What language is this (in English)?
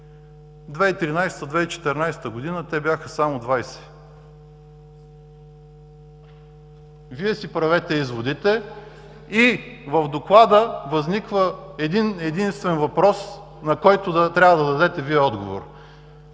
Bulgarian